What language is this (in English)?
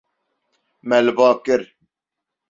Kurdish